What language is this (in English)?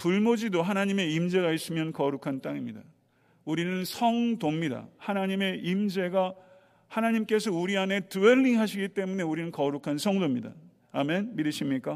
Korean